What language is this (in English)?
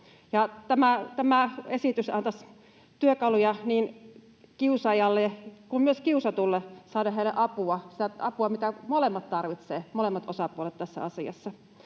Finnish